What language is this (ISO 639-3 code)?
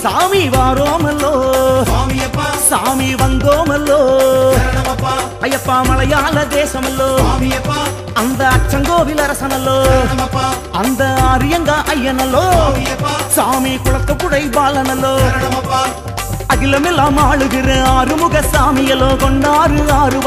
tam